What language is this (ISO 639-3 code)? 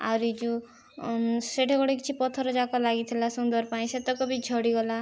ori